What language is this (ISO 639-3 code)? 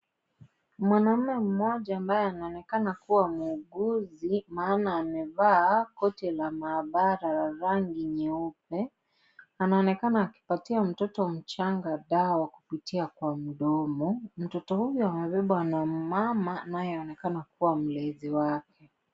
swa